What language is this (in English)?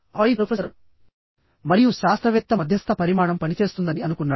Telugu